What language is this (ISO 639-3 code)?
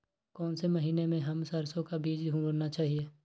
mag